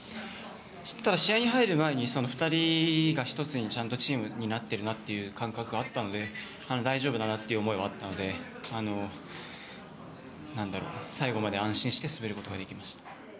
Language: Japanese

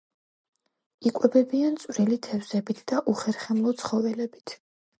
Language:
Georgian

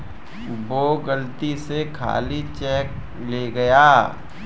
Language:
Hindi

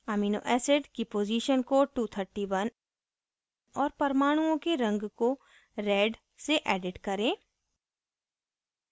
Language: Hindi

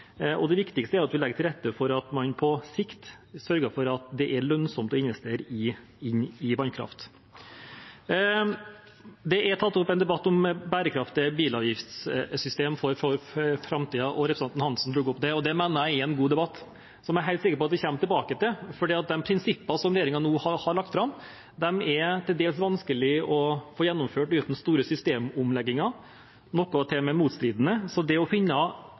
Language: Norwegian Bokmål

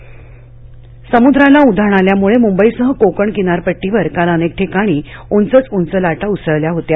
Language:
Marathi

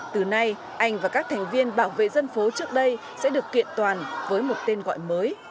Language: Vietnamese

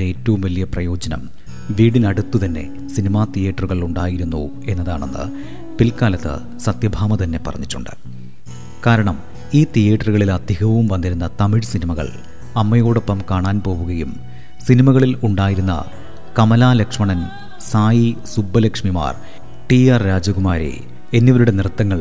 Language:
Malayalam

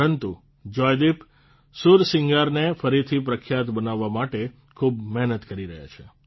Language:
Gujarati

